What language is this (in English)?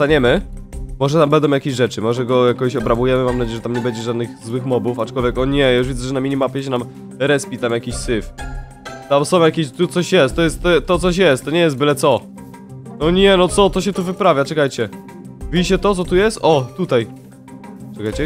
Polish